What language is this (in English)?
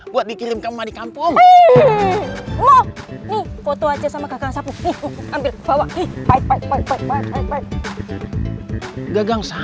Indonesian